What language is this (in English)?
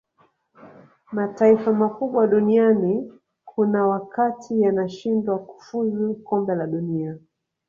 Swahili